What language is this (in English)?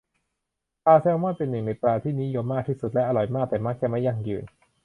Thai